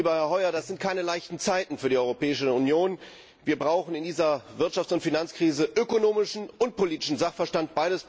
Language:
German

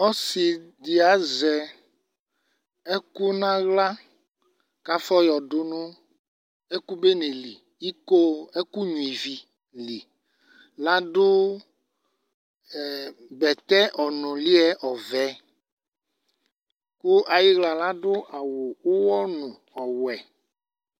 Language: Ikposo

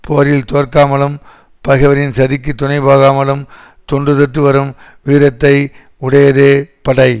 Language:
Tamil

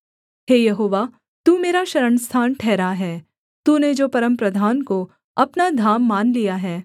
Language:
Hindi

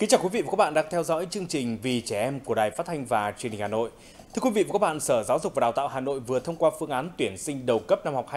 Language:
Vietnamese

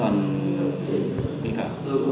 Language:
Vietnamese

